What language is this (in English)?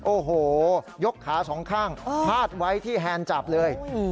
Thai